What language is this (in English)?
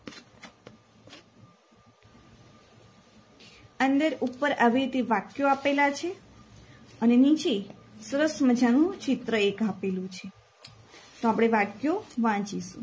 Gujarati